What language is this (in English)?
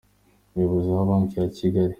Kinyarwanda